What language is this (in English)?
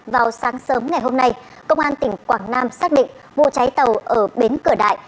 Vietnamese